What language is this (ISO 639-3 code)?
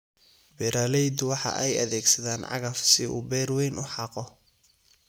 som